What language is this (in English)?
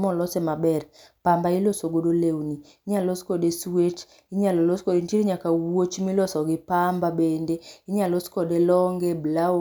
Luo (Kenya and Tanzania)